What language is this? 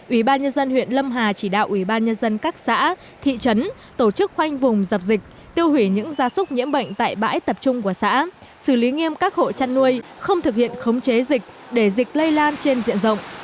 Vietnamese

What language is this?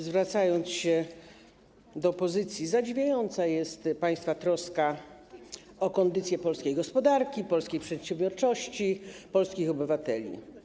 Polish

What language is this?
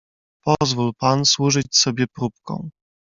Polish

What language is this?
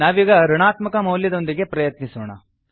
Kannada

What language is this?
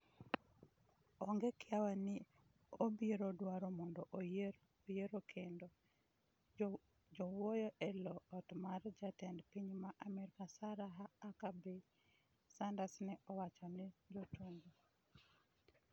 Luo (Kenya and Tanzania)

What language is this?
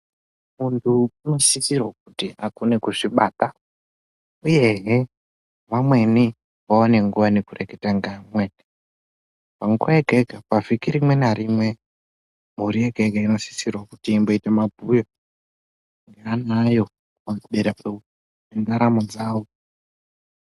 Ndau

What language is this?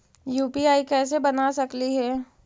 Magahi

